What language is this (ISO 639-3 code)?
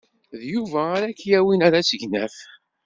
kab